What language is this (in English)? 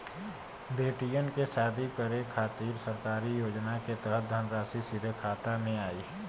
Bhojpuri